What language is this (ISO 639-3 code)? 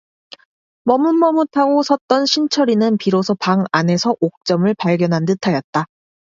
kor